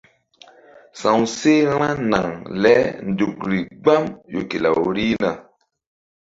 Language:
Mbum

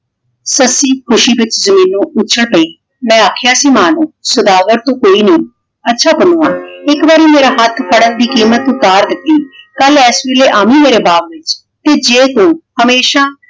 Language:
Punjabi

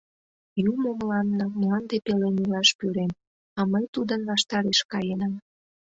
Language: Mari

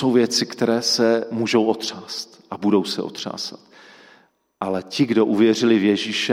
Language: Czech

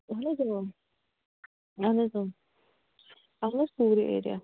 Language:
Kashmiri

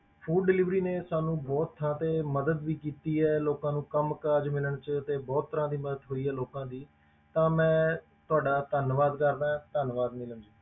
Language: Punjabi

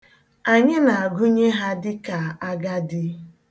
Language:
Igbo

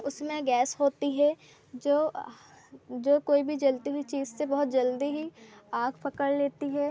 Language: Hindi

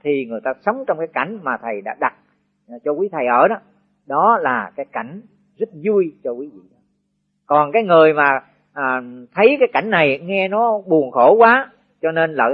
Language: Vietnamese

